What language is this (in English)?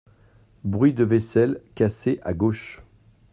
French